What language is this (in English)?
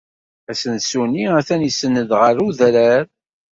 Kabyle